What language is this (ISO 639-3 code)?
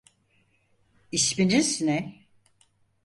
tur